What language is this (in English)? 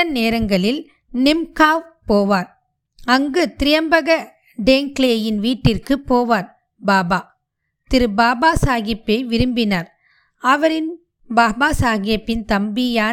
Tamil